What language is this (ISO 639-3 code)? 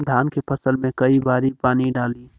bho